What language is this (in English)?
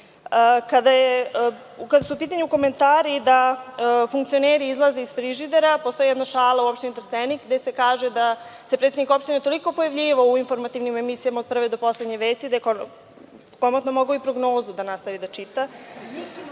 Serbian